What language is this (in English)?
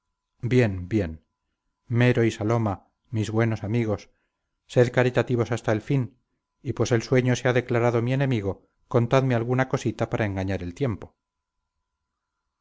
Spanish